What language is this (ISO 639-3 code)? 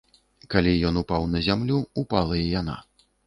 bel